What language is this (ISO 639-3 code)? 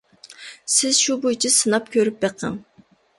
uig